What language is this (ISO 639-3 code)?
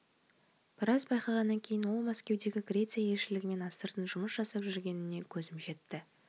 kaz